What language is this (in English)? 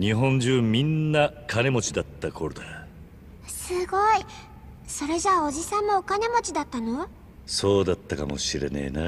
Japanese